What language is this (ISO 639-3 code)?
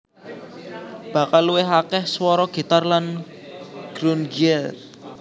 jav